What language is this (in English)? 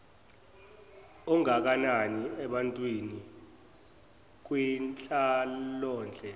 Zulu